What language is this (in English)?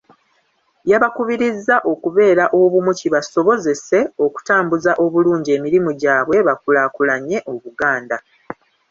Ganda